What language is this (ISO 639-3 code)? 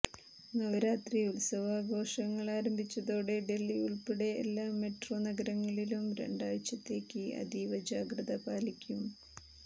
mal